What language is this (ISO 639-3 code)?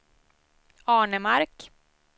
swe